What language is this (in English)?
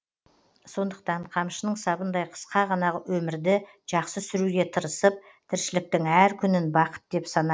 Kazakh